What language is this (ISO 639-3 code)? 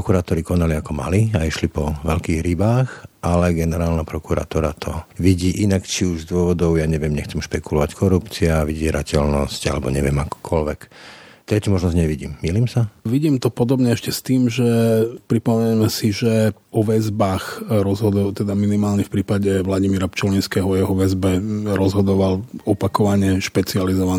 slk